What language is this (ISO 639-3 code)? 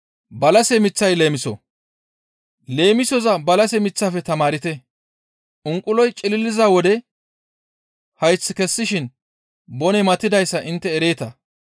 gmv